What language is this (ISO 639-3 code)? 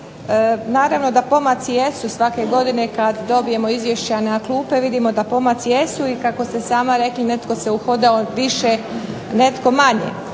hrv